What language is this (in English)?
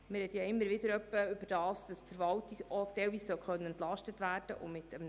Swiss German